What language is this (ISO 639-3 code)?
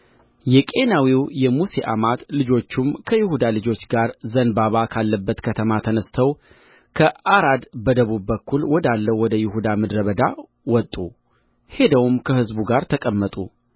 amh